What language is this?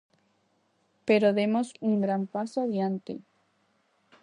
Galician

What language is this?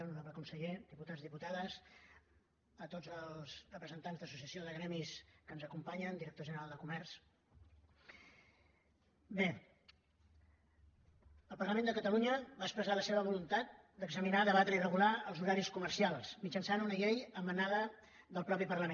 Catalan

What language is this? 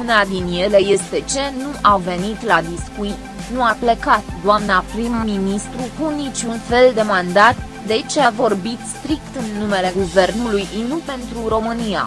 Romanian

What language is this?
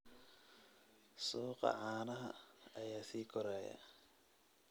Somali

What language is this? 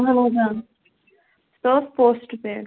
Kashmiri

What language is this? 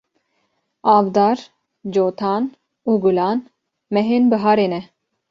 Kurdish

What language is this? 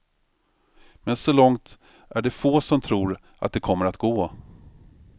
Swedish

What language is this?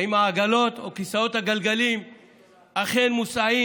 Hebrew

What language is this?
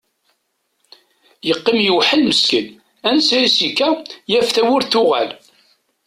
Kabyle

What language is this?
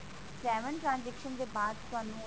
Punjabi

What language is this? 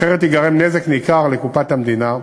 Hebrew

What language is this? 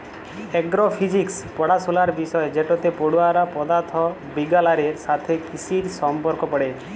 Bangla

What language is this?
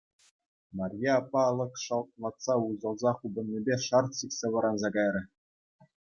Chuvash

